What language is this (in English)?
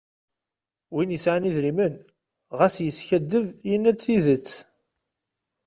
Kabyle